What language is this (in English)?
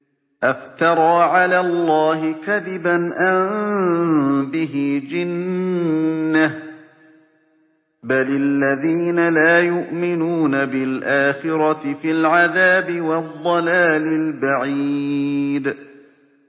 Arabic